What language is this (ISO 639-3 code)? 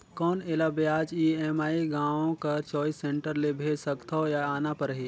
hne